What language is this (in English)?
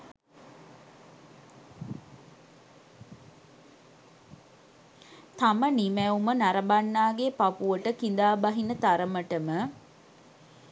Sinhala